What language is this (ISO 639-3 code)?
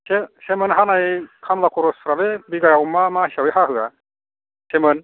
brx